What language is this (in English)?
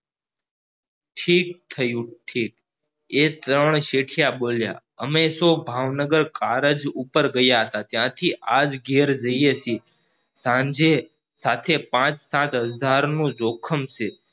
Gujarati